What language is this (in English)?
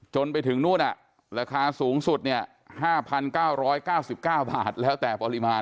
Thai